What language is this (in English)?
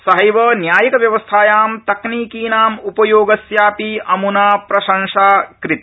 Sanskrit